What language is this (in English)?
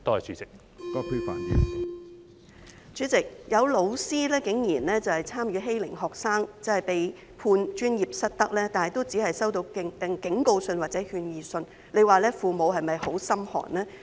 Cantonese